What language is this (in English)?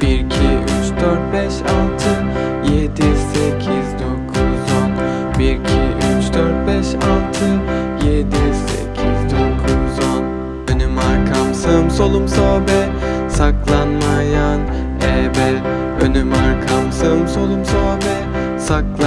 Turkish